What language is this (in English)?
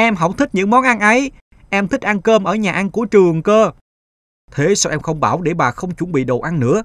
Vietnamese